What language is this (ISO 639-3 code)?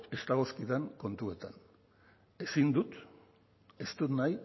eus